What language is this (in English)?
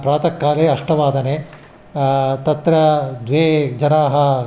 Sanskrit